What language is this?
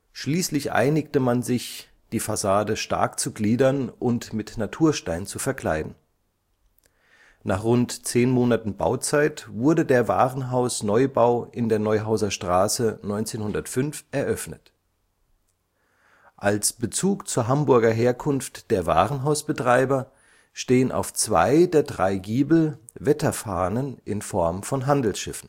German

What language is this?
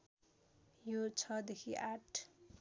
Nepali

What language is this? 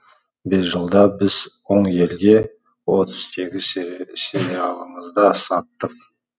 Kazakh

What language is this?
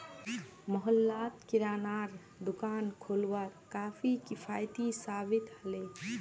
Magahi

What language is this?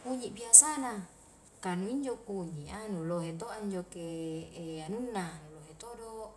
Highland Konjo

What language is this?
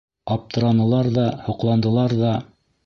Bashkir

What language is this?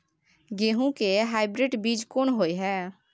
Maithili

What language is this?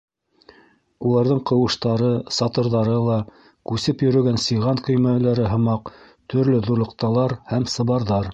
Bashkir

